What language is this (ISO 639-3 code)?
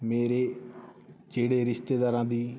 pan